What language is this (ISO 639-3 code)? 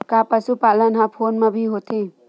hne